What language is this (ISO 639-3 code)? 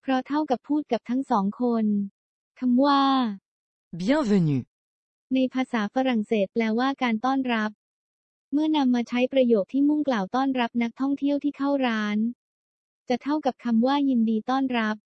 tha